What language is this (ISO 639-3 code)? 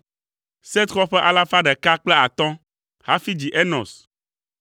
ewe